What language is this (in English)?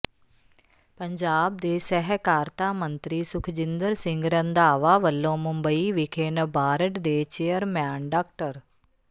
Punjabi